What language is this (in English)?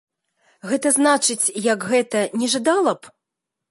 Belarusian